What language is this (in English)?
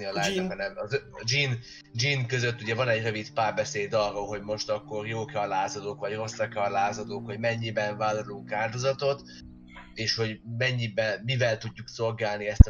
Hungarian